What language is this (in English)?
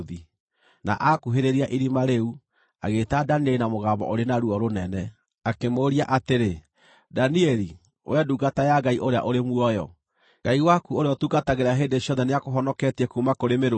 Kikuyu